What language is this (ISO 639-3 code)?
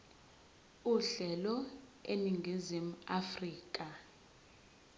zul